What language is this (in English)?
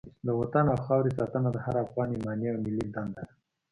Pashto